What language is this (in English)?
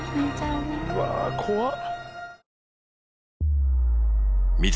Japanese